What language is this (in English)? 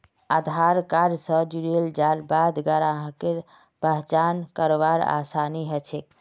Magahi